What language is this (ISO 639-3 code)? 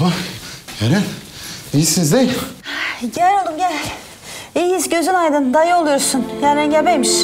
tur